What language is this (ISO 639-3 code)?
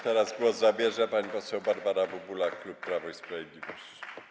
pol